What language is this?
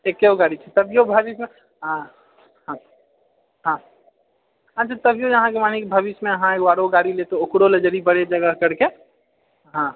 Maithili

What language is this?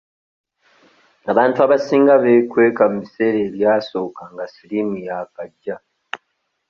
Ganda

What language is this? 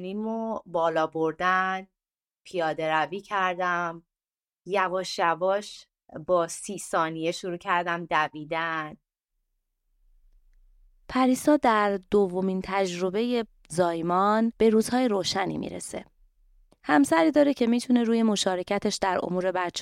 Persian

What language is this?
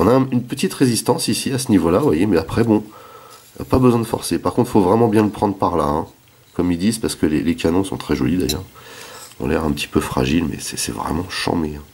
French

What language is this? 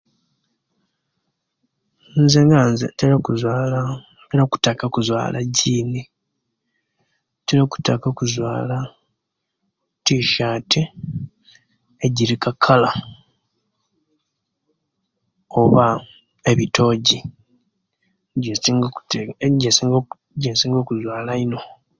Kenyi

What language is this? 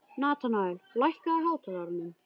Icelandic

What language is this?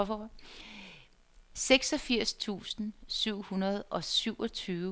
Danish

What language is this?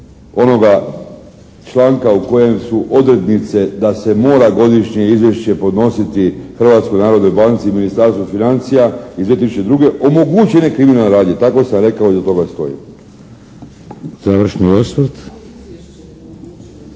Croatian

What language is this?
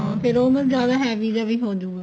Punjabi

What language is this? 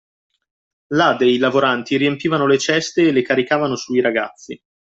Italian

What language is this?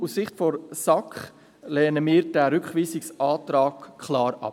Swiss German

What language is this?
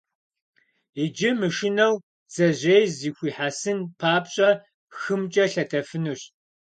Kabardian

